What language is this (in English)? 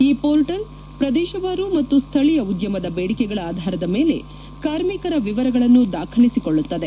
Kannada